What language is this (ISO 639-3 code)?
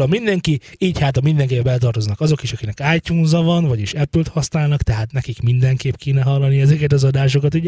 hun